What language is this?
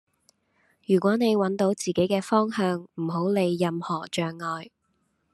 Cantonese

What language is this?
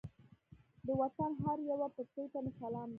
Pashto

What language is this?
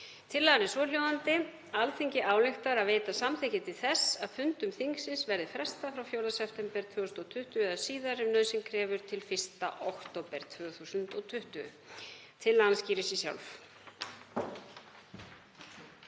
Icelandic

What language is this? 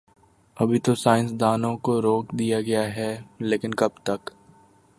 Urdu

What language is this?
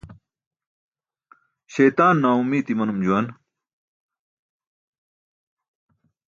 Burushaski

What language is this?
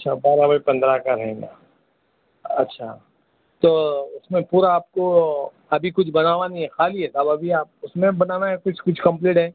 Urdu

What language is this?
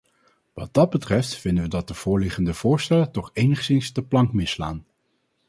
Dutch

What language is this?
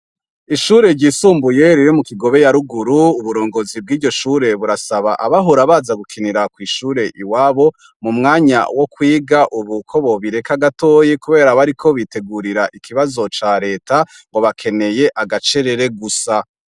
Rundi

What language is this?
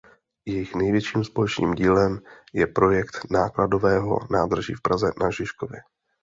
Czech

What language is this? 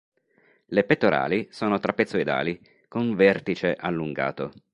Italian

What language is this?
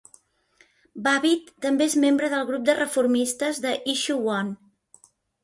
Catalan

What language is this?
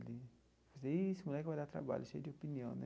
Portuguese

